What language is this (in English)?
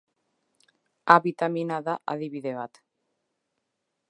Basque